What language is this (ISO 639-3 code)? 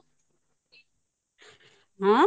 ori